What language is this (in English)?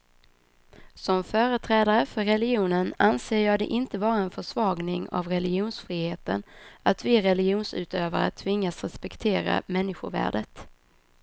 Swedish